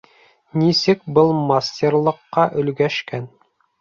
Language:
Bashkir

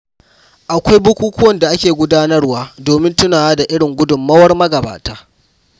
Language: Hausa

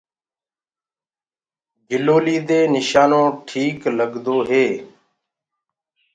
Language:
Gurgula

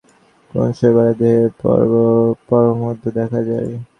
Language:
Bangla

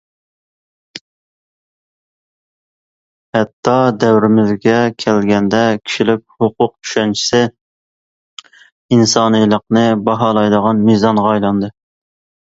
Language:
Uyghur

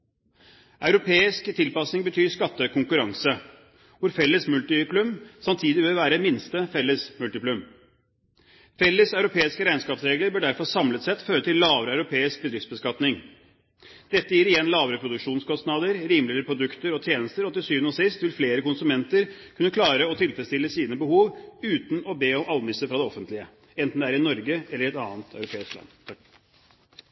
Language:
Norwegian Bokmål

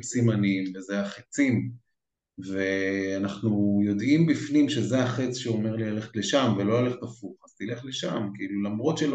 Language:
Hebrew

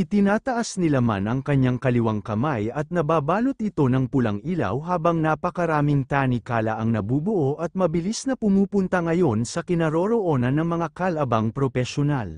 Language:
Filipino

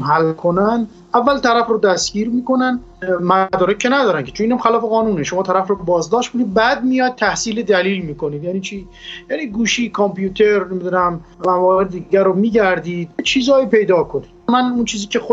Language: Persian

